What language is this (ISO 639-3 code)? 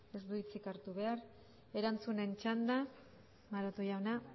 eus